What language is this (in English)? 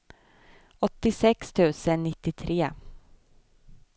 Swedish